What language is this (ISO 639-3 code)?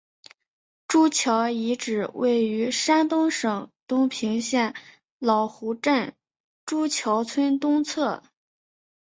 zho